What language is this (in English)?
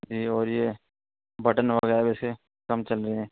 Urdu